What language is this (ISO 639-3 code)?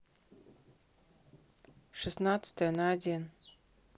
rus